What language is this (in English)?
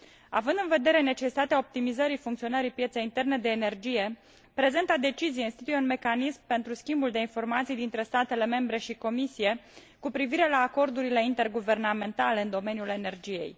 Romanian